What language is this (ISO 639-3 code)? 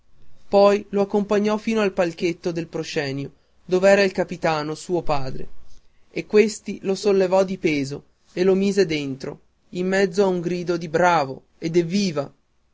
ita